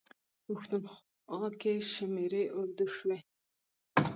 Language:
Pashto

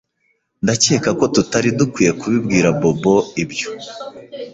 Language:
Kinyarwanda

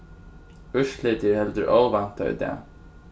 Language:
Faroese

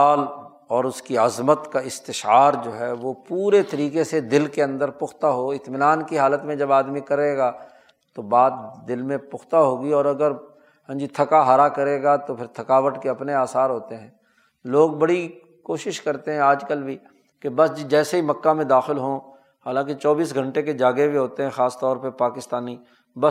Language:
Urdu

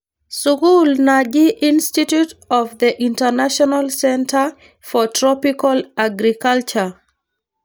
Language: Masai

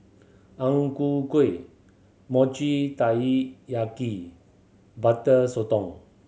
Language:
English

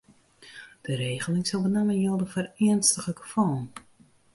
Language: Western Frisian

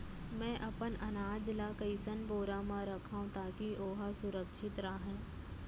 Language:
Chhattisgarhi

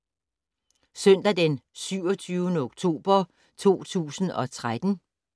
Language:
Danish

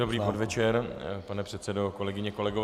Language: Czech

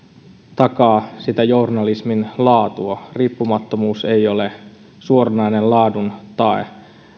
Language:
Finnish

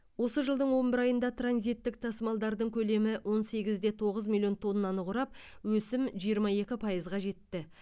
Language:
Kazakh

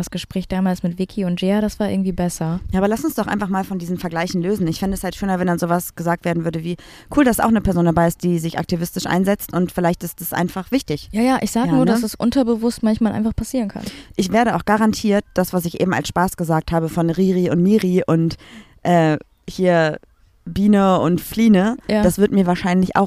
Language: German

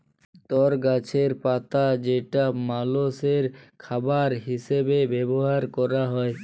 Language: Bangla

